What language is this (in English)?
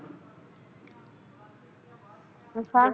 Punjabi